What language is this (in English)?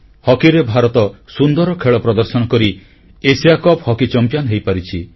Odia